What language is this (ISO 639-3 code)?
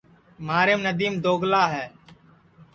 ssi